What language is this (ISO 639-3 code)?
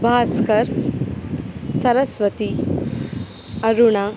kan